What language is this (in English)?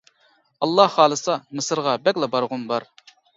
Uyghur